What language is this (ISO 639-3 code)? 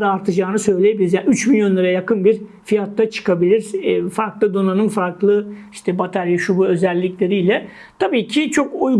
tur